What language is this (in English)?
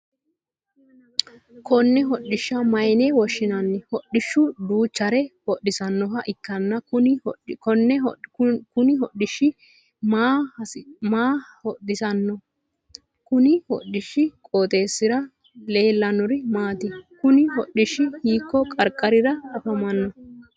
Sidamo